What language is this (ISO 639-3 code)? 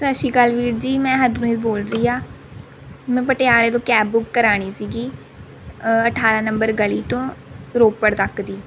pan